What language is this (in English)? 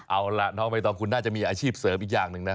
Thai